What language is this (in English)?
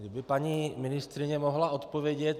Czech